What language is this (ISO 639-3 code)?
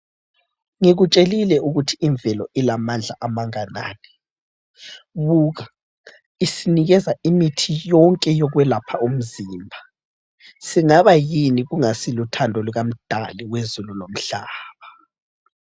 nde